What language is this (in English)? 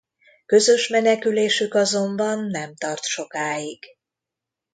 Hungarian